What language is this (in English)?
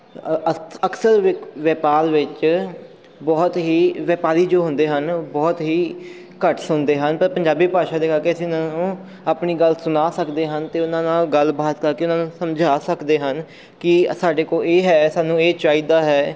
Punjabi